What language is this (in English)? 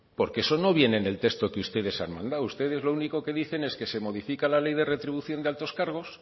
Spanish